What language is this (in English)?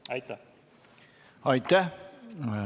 Estonian